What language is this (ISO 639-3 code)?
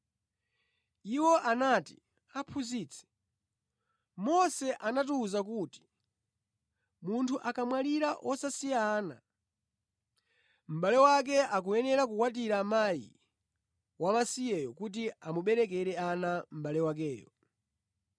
nya